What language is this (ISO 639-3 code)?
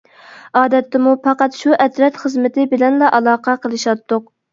uig